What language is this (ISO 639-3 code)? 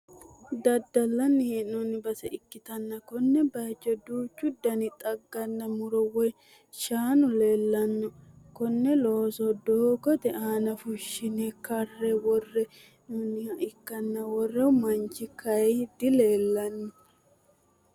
sid